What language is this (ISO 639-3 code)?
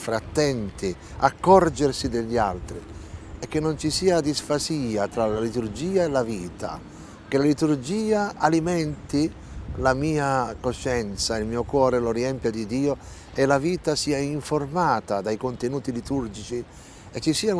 ita